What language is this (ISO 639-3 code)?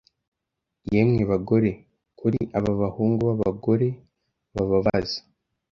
kin